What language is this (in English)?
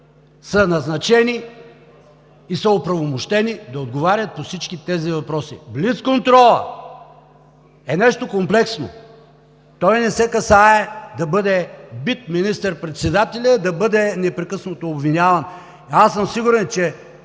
Bulgarian